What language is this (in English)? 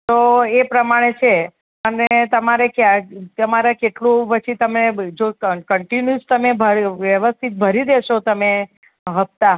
Gujarati